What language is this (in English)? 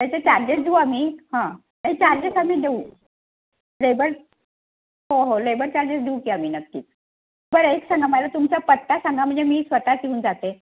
Marathi